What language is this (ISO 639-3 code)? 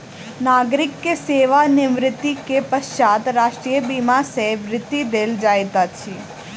mai